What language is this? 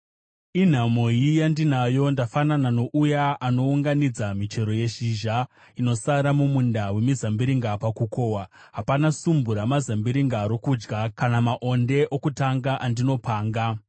Shona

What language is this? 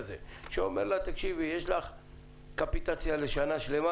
Hebrew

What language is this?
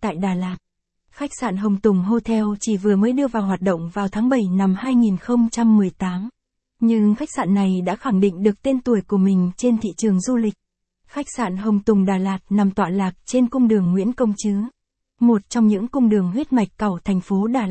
Vietnamese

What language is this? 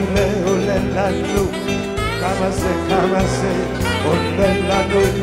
Hebrew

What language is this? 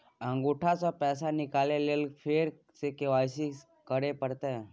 Maithili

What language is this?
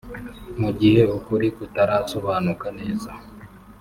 Kinyarwanda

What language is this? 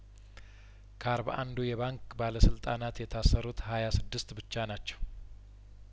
Amharic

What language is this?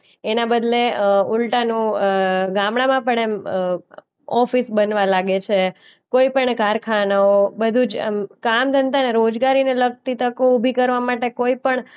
Gujarati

